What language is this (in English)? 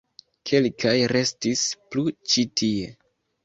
Esperanto